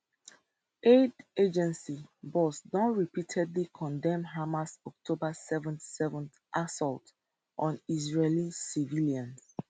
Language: Nigerian Pidgin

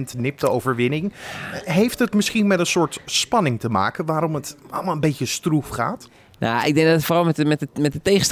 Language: Dutch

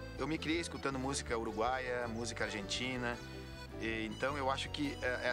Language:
Portuguese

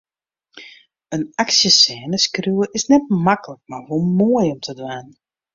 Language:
Western Frisian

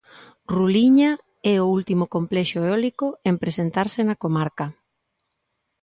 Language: Galician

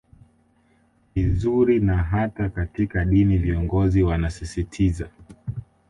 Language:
Swahili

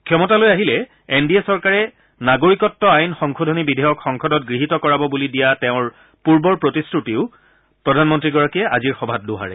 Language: Assamese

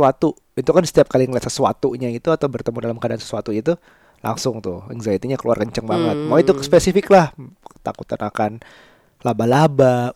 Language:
Indonesian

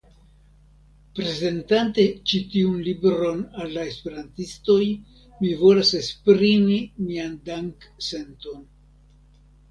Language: Esperanto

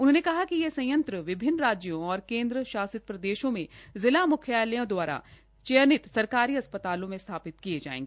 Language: Hindi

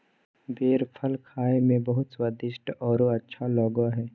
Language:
Magahi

